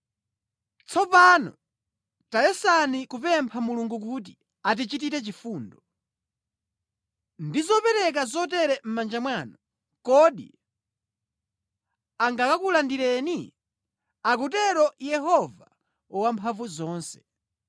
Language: Nyanja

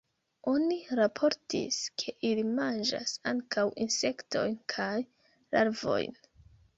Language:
Esperanto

